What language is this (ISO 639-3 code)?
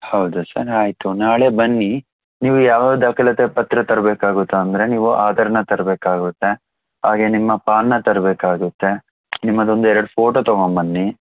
kan